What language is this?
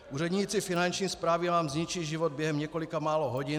Czech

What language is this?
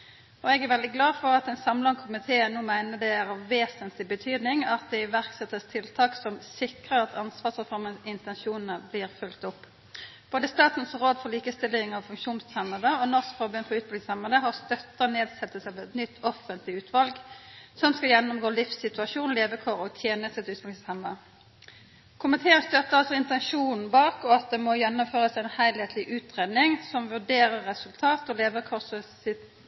Norwegian Nynorsk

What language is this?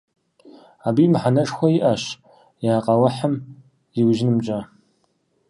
Kabardian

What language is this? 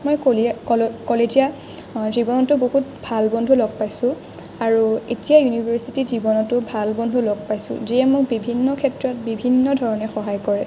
Assamese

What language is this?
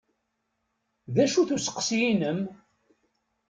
Kabyle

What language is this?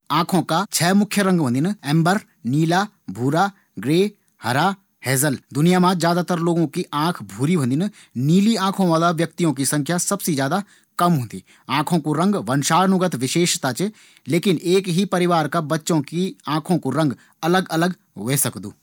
Garhwali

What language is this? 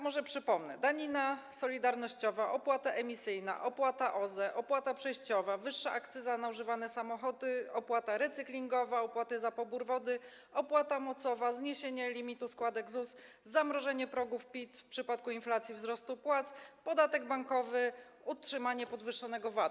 Polish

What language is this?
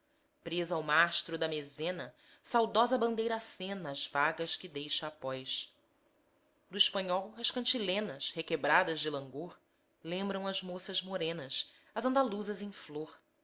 Portuguese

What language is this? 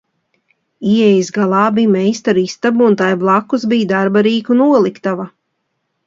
Latvian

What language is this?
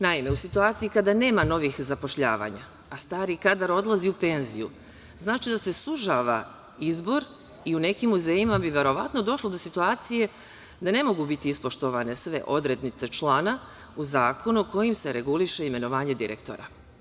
Serbian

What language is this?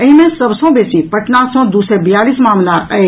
Maithili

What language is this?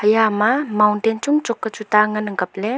Wancho Naga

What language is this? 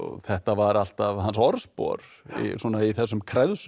Icelandic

